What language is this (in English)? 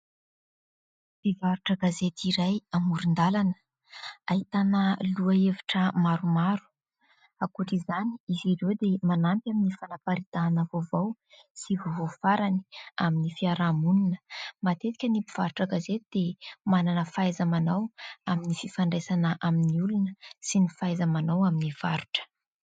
Malagasy